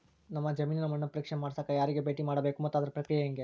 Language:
Kannada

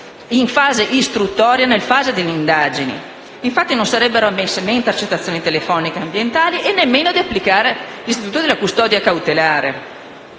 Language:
Italian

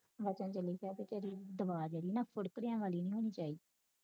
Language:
Punjabi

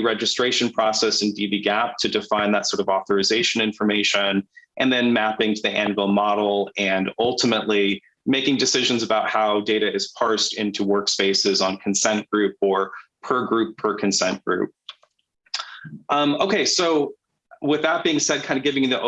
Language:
English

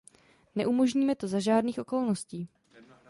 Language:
Czech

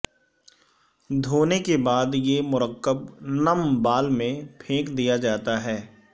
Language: Urdu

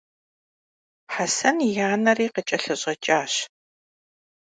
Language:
Kabardian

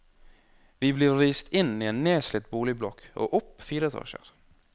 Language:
Norwegian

